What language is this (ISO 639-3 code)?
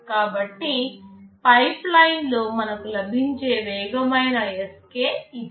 tel